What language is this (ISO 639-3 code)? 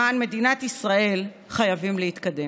heb